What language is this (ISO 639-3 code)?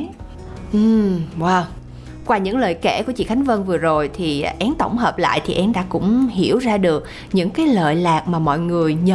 vie